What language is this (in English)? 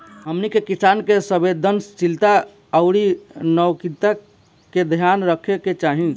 Bhojpuri